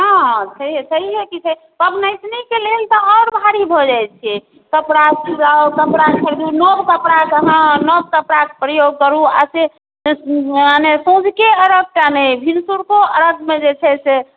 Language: Maithili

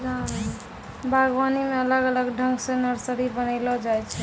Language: Maithili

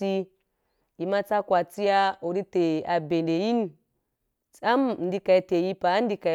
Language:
Wapan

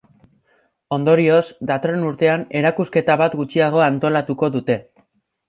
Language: Basque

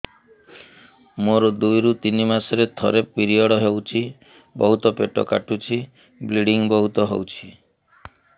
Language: Odia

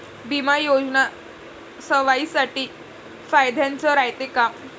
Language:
Marathi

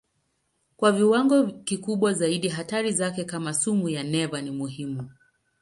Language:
Swahili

